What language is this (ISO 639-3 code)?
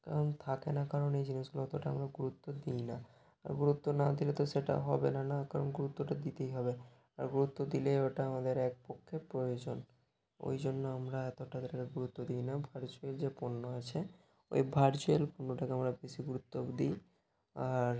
ben